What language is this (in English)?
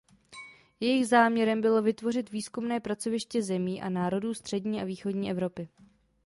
Czech